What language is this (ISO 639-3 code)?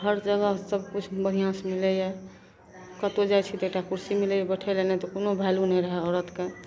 mai